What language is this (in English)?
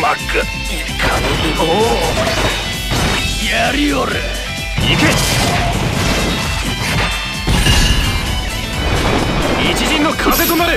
Japanese